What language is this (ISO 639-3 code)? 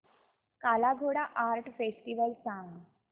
mar